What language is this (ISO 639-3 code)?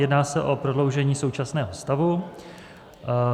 ces